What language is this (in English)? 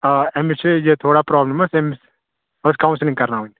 Kashmiri